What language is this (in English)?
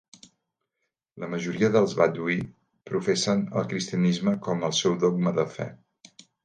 Catalan